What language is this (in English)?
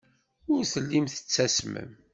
Kabyle